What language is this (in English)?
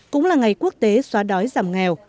Vietnamese